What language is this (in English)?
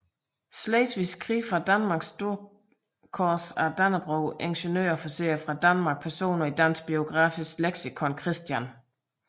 Danish